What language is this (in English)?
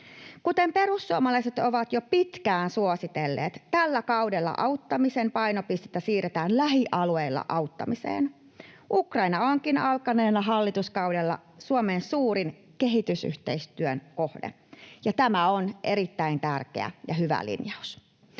Finnish